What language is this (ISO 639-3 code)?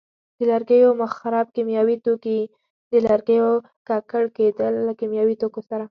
pus